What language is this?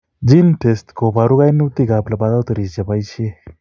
Kalenjin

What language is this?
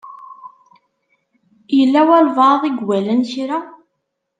Kabyle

